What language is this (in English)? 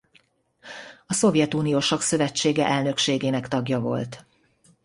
Hungarian